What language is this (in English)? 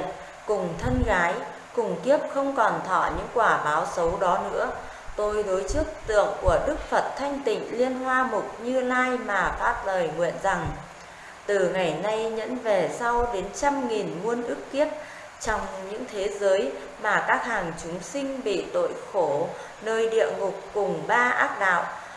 Vietnamese